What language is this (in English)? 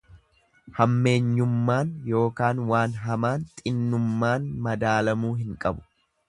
Oromo